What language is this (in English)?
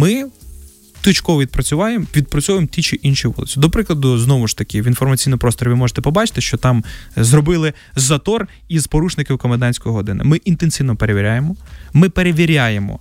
Ukrainian